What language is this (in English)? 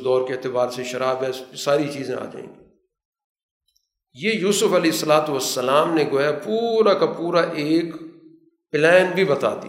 Urdu